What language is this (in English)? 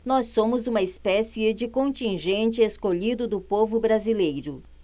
Portuguese